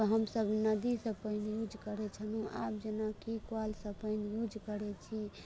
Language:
Maithili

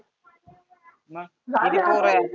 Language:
Marathi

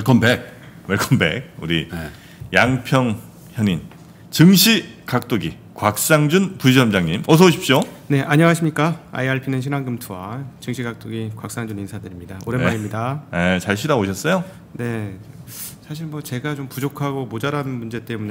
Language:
Korean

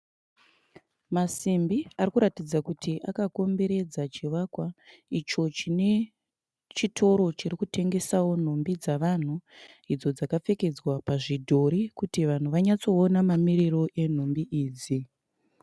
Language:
Shona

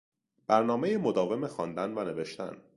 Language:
Persian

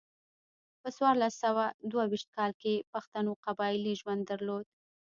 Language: Pashto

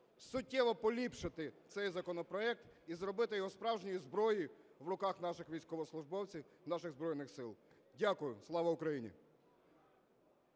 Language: Ukrainian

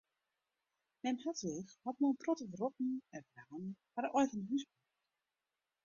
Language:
Western Frisian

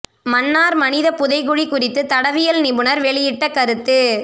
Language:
Tamil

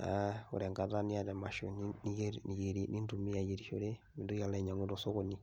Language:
Masai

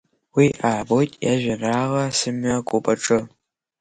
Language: Abkhazian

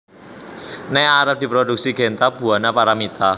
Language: Javanese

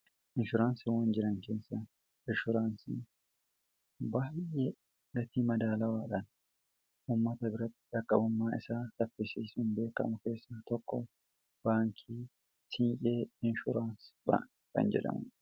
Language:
Oromo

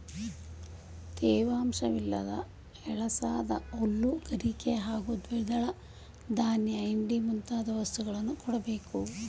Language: Kannada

